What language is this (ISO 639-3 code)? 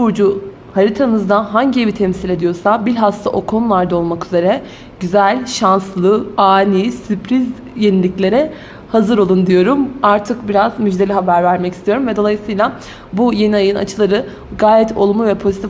tur